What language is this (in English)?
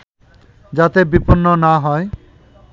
Bangla